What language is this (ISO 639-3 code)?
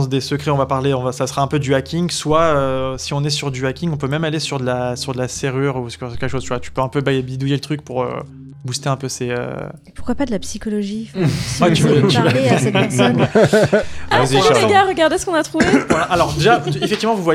fra